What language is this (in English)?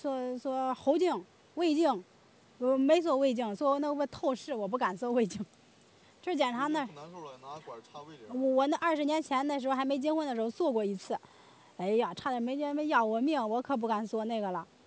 Chinese